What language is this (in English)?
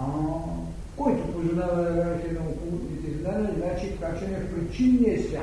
Bulgarian